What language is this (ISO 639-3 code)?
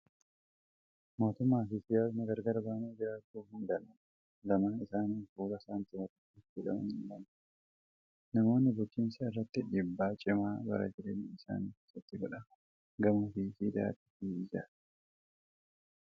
orm